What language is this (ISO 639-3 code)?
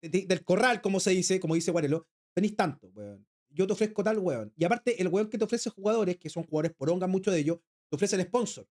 spa